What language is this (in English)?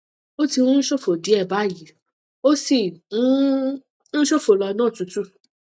Yoruba